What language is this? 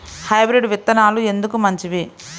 Telugu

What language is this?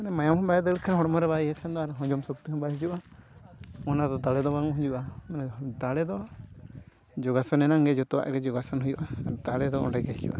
Santali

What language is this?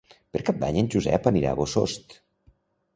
Catalan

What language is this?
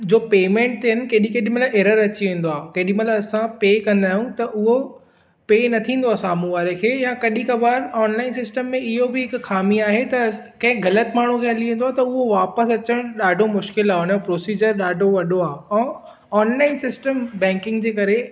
Sindhi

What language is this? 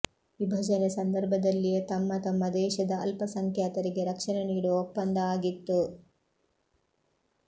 Kannada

